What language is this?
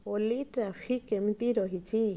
Odia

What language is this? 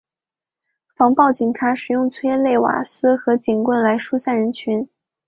Chinese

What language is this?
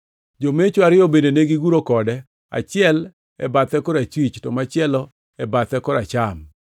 Luo (Kenya and Tanzania)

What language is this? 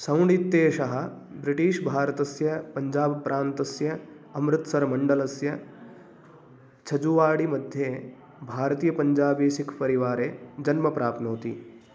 Sanskrit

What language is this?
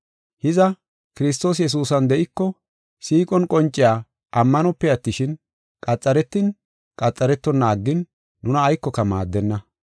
Gofa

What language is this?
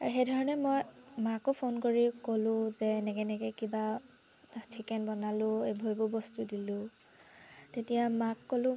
Assamese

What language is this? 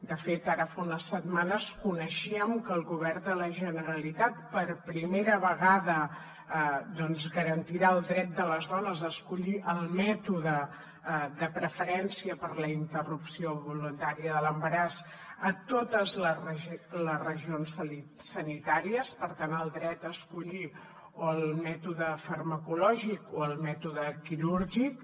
Catalan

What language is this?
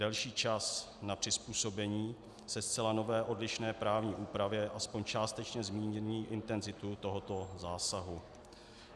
Czech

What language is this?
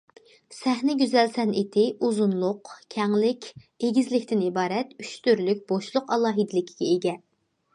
Uyghur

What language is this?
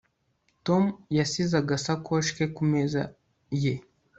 Kinyarwanda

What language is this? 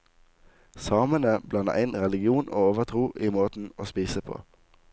Norwegian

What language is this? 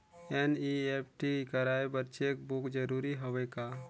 Chhattisgarhi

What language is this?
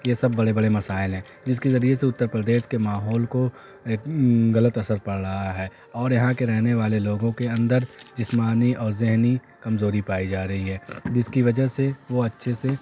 Urdu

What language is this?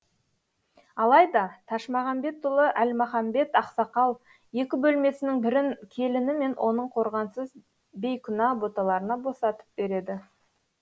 Kazakh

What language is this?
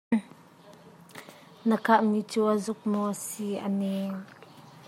Hakha Chin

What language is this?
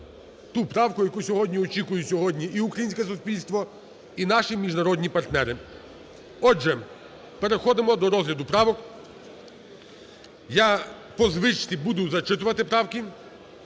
Ukrainian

